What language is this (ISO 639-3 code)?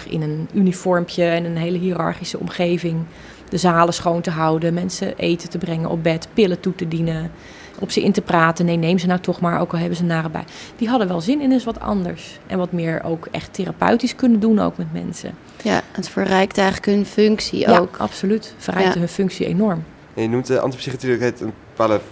nld